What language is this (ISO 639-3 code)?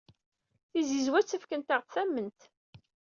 kab